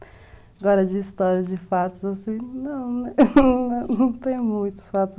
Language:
Portuguese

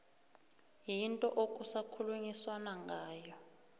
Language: South Ndebele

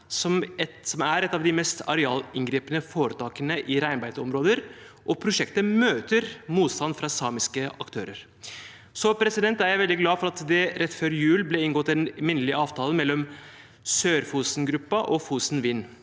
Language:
Norwegian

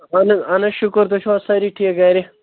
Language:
Kashmiri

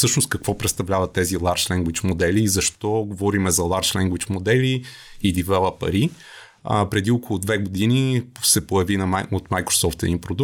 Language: Bulgarian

